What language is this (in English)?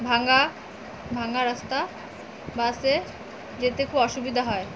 Bangla